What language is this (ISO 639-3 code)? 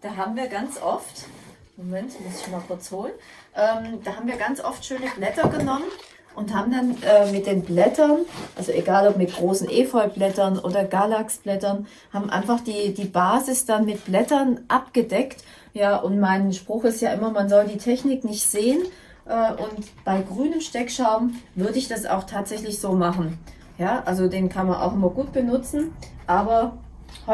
deu